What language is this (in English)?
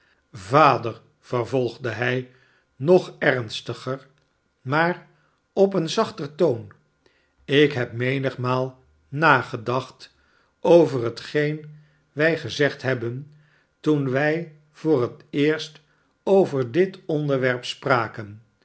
Dutch